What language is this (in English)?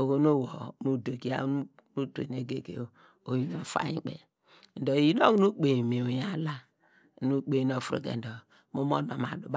Degema